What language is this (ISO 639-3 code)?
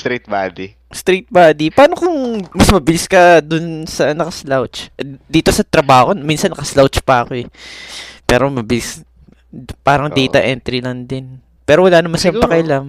fil